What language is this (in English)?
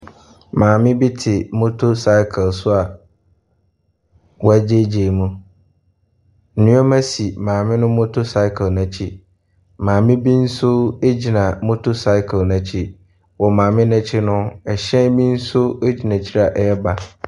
Akan